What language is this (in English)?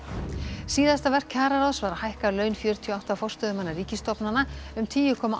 Icelandic